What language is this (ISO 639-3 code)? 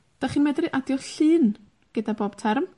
cym